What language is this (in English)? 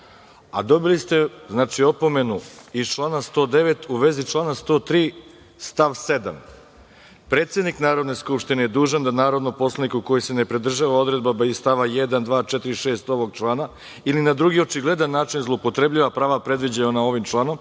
Serbian